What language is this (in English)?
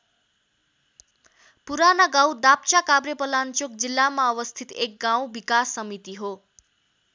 Nepali